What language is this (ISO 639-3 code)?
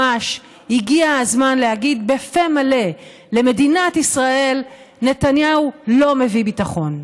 heb